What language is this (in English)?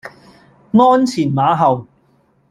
Cantonese